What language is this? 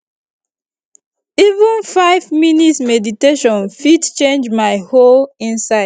Nigerian Pidgin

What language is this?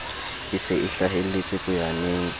Southern Sotho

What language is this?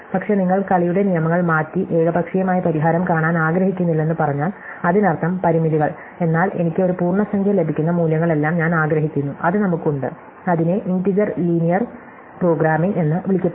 Malayalam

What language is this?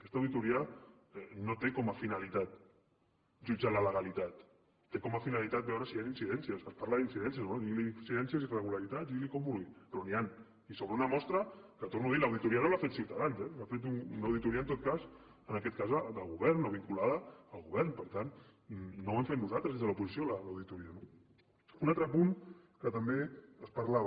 Catalan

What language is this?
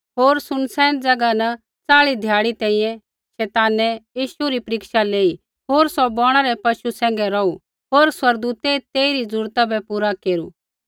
Kullu Pahari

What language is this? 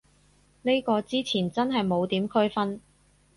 Cantonese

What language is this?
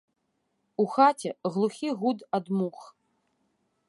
Belarusian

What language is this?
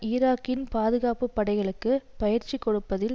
Tamil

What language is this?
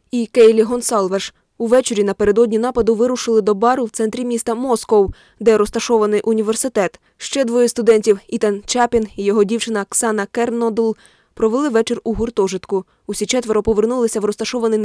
Ukrainian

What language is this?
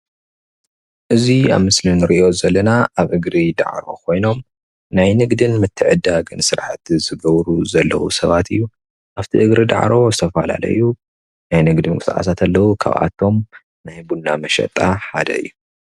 Tigrinya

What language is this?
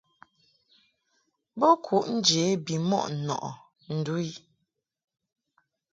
Mungaka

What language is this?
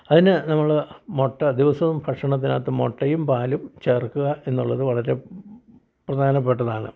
Malayalam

